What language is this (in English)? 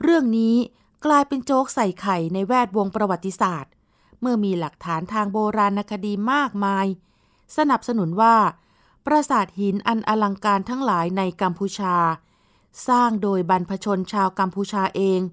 Thai